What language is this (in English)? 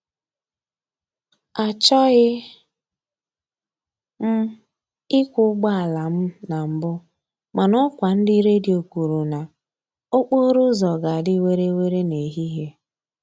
Igbo